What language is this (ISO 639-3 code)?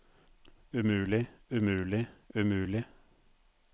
nor